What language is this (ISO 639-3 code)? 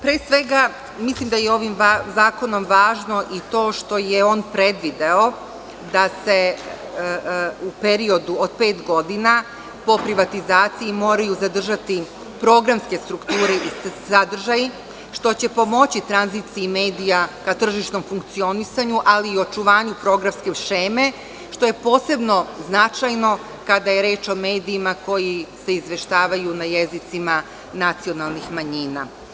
srp